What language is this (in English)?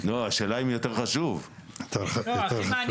Hebrew